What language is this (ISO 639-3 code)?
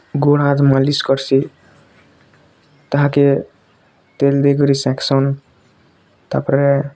ori